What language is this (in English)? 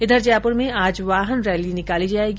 Hindi